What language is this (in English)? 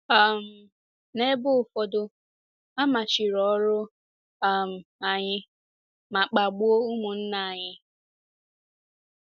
Igbo